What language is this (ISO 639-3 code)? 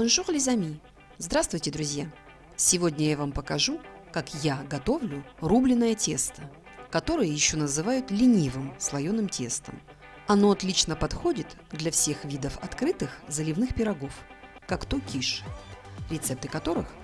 rus